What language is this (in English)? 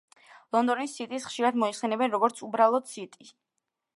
Georgian